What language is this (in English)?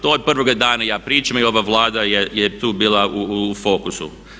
Croatian